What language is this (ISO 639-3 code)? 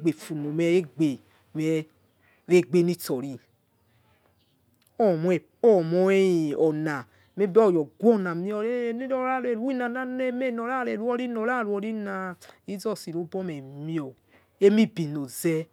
ets